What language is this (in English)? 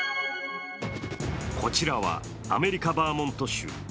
Japanese